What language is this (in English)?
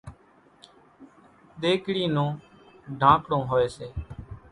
Kachi Koli